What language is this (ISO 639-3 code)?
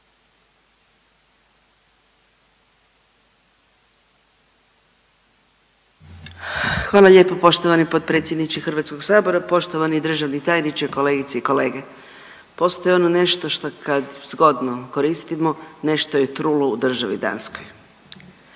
hrv